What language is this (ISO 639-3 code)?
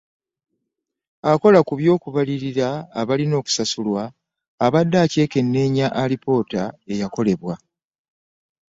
lug